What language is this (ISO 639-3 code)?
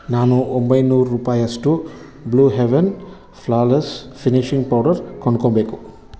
kan